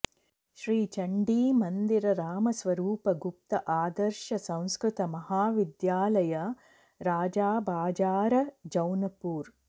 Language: Sanskrit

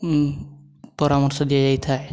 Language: Odia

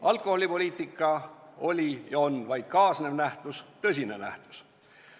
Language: Estonian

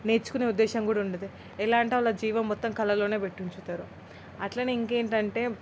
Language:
Telugu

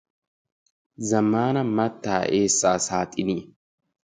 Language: Wolaytta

